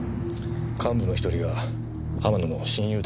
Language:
Japanese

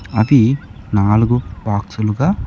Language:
Telugu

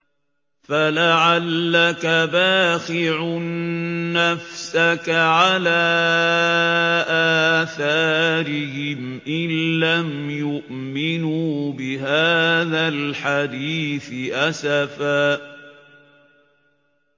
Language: Arabic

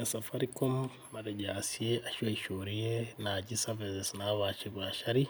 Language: Masai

